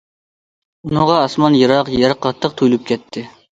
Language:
Uyghur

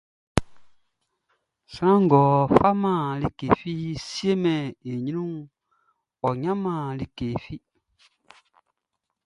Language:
Baoulé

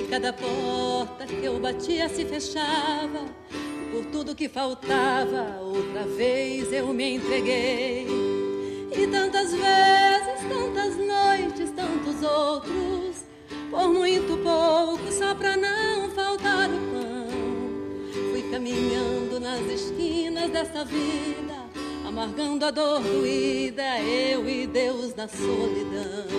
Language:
Portuguese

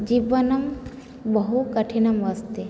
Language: Sanskrit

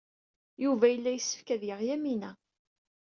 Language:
Kabyle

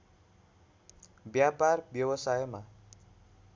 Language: Nepali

